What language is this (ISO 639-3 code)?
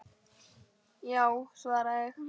isl